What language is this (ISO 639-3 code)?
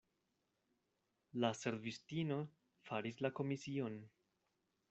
epo